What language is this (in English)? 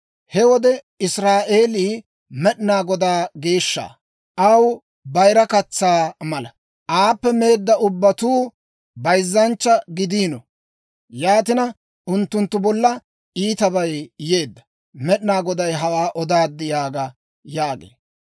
Dawro